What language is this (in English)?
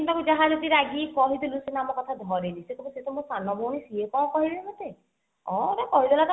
Odia